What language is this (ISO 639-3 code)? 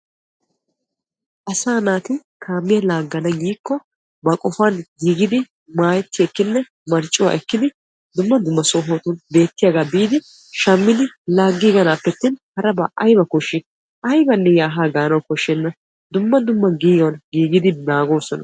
wal